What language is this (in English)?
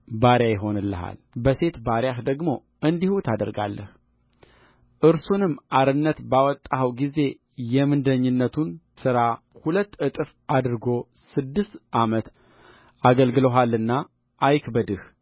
Amharic